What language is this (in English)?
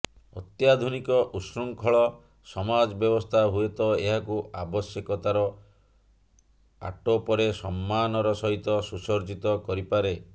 Odia